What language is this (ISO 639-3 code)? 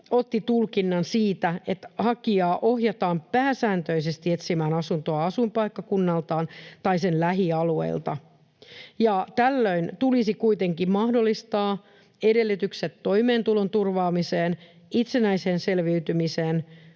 fin